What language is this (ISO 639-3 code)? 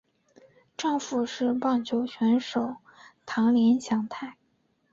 zho